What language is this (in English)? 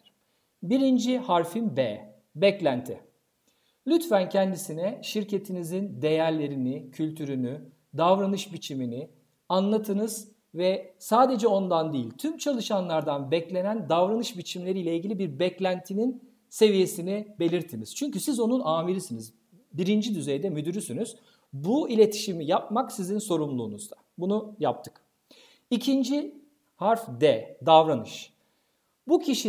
Turkish